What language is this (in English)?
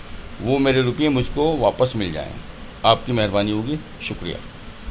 Urdu